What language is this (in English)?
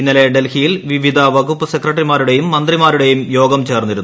Malayalam